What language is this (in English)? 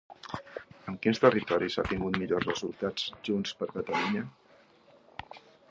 Catalan